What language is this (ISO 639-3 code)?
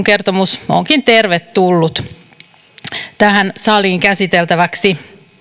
fin